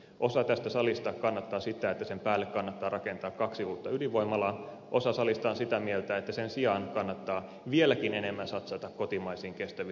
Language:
Finnish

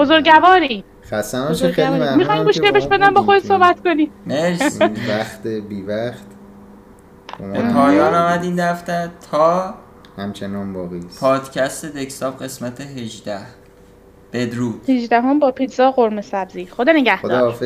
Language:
Persian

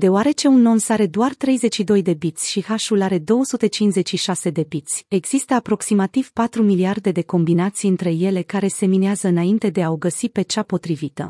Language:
Romanian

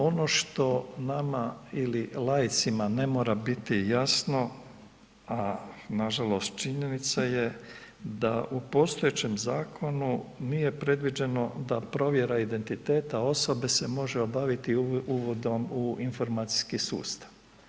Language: Croatian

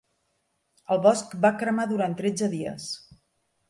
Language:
Catalan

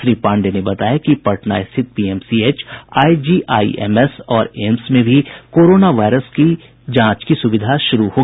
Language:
Hindi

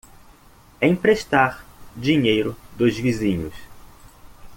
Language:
Portuguese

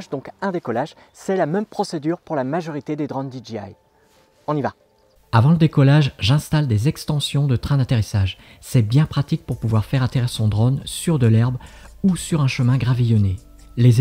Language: French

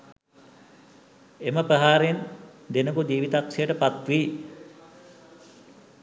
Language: Sinhala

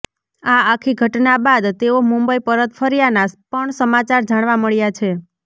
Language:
Gujarati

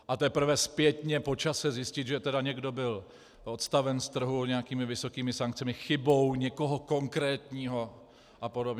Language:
Czech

